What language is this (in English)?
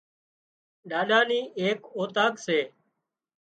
Wadiyara Koli